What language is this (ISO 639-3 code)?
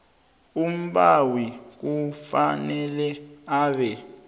nbl